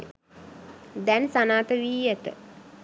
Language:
Sinhala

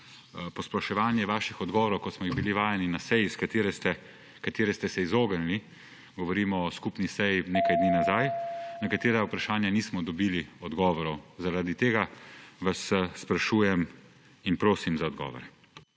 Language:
Slovenian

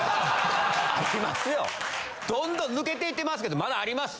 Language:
Japanese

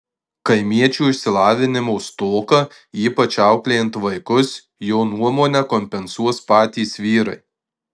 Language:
Lithuanian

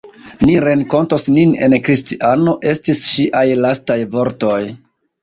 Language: Esperanto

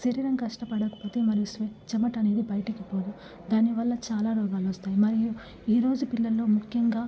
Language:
Telugu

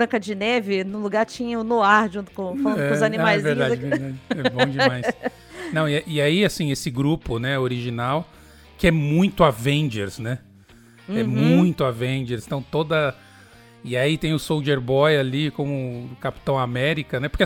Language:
Portuguese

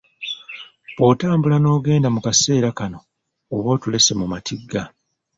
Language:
Ganda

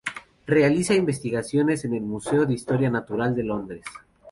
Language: Spanish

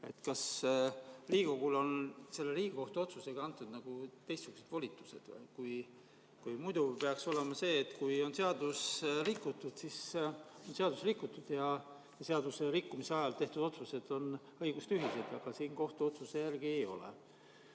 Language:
Estonian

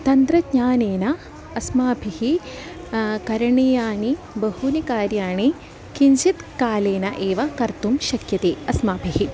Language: Sanskrit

